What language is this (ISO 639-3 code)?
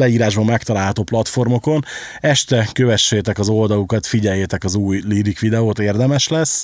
hun